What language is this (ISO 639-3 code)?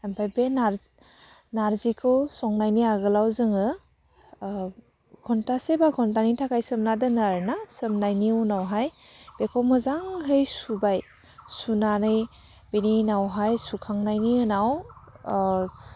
brx